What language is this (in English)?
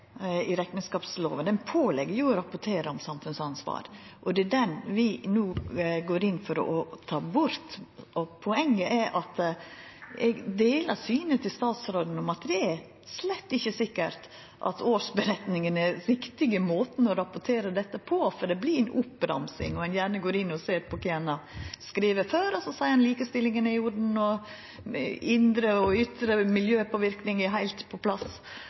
Norwegian Nynorsk